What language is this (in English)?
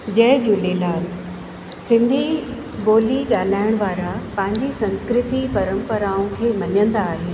Sindhi